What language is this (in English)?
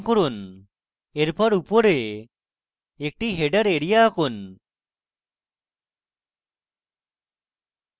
Bangla